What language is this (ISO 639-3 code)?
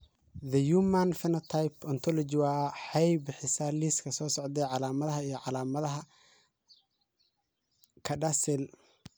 som